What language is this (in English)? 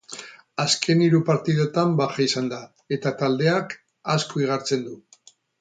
Basque